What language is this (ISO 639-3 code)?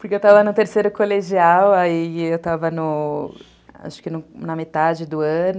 por